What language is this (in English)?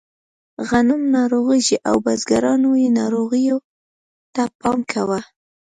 Pashto